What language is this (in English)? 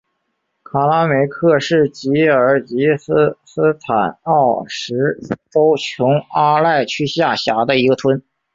Chinese